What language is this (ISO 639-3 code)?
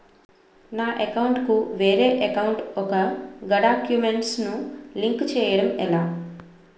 tel